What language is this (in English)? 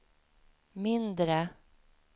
Swedish